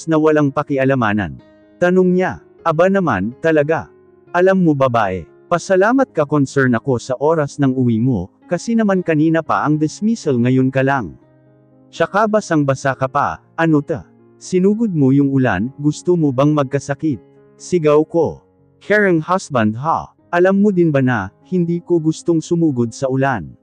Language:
Filipino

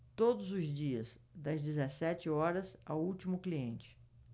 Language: Portuguese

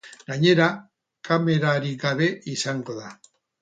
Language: Basque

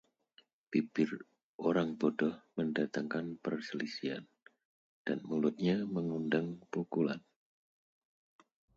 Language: Indonesian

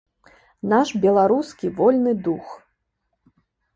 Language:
Belarusian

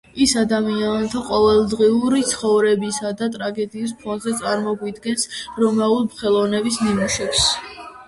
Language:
Georgian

